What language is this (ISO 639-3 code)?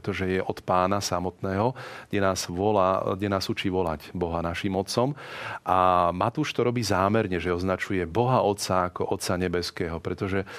slk